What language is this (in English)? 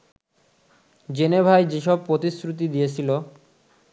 Bangla